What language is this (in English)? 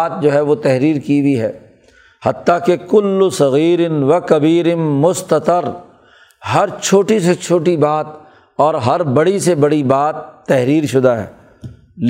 Urdu